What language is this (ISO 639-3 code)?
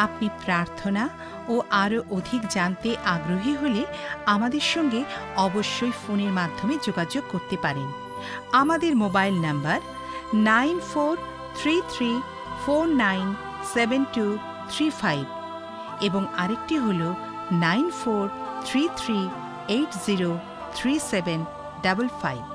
ben